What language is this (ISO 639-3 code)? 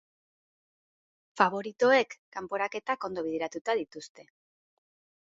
eus